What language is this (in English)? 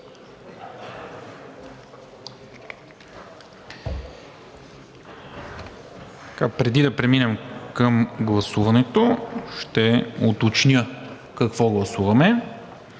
Bulgarian